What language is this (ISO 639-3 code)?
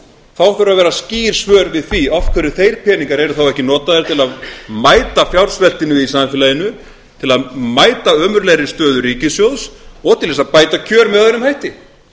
isl